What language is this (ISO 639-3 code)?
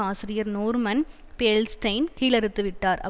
tam